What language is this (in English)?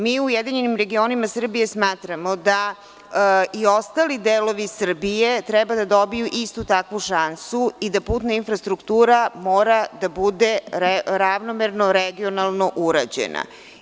Serbian